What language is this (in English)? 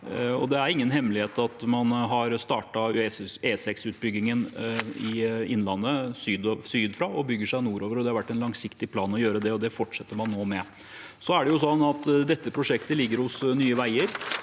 Norwegian